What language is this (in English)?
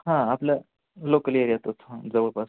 Marathi